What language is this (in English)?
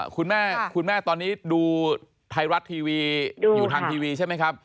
Thai